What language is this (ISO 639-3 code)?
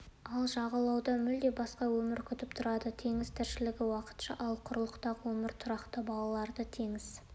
kaz